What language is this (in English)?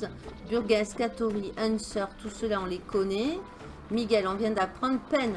French